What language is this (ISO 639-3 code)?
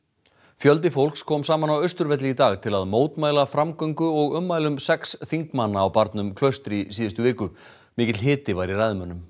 isl